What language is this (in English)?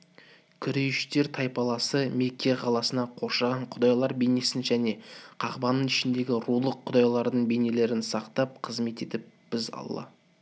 Kazakh